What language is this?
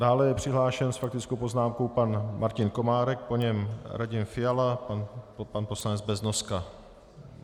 Czech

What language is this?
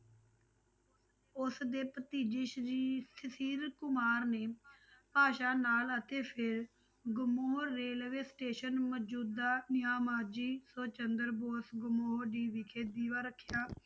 Punjabi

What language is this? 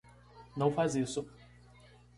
Portuguese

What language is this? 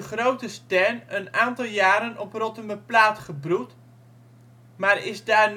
Dutch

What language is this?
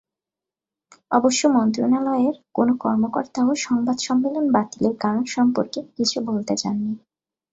Bangla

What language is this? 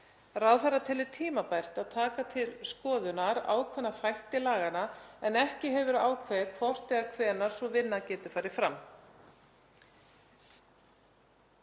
Icelandic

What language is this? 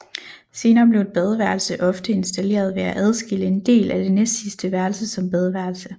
Danish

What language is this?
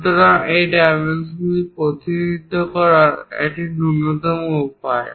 Bangla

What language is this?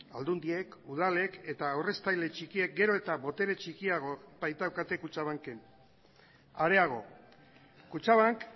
Basque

